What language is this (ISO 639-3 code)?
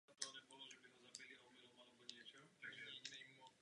ces